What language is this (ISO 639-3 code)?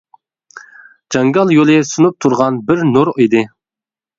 uig